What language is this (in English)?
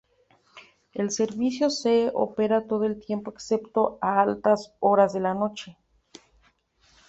Spanish